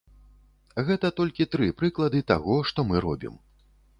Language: Belarusian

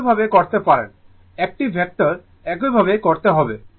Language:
Bangla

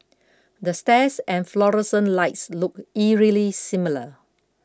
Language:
English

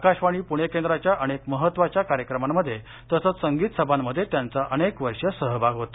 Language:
Marathi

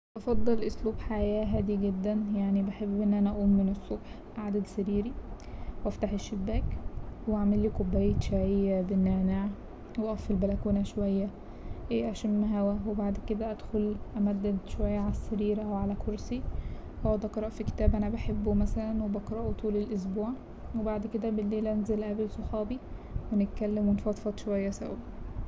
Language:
Egyptian Arabic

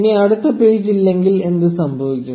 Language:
Malayalam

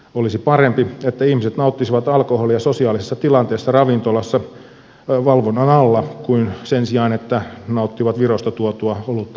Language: Finnish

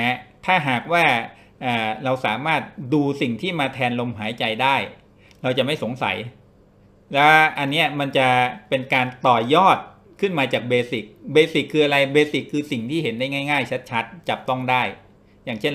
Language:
Thai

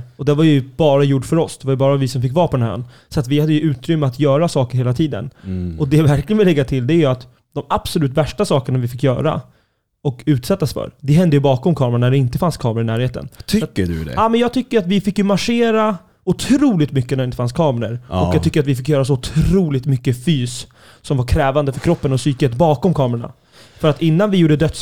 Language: Swedish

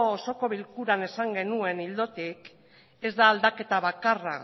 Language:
Basque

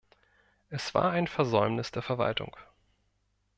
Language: German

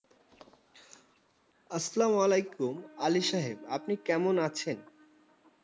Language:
Bangla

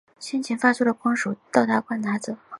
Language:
Chinese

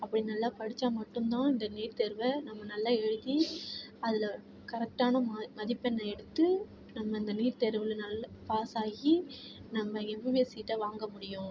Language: Tamil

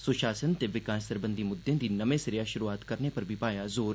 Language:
Dogri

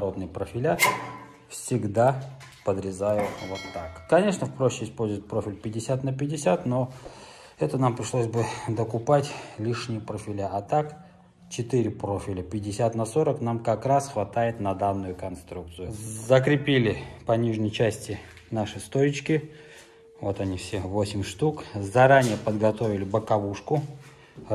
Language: Russian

